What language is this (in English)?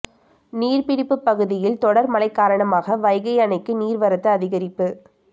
Tamil